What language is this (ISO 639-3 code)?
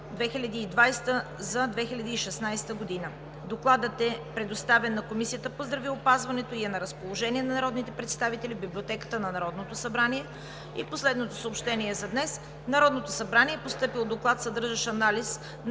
bul